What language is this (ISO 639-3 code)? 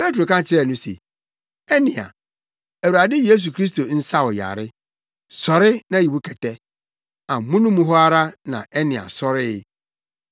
aka